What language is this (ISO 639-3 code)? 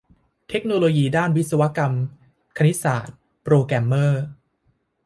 tha